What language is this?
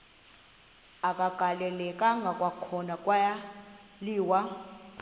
Xhosa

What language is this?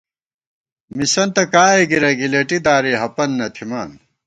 Gawar-Bati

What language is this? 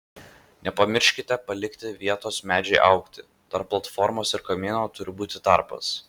Lithuanian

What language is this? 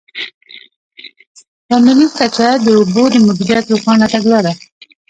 Pashto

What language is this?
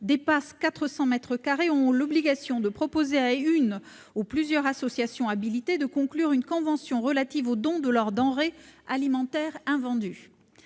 French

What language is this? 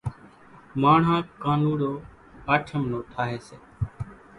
Kachi Koli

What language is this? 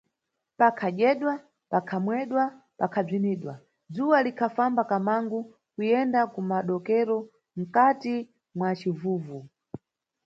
Nyungwe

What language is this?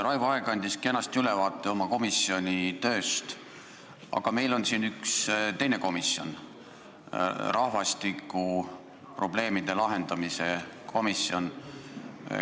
Estonian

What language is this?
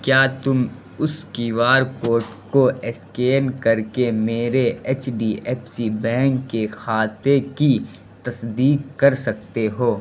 Urdu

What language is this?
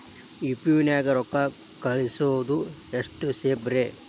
Kannada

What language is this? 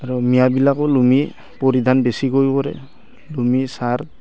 Assamese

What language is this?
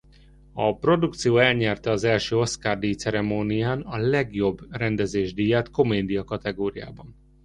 Hungarian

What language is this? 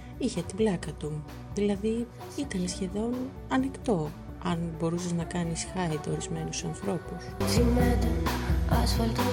Greek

